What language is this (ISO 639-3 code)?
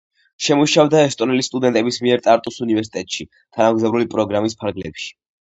kat